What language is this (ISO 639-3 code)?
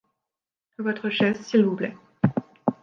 fra